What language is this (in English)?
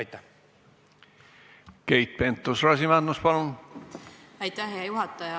Estonian